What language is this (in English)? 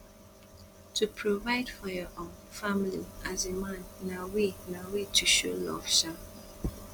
Nigerian Pidgin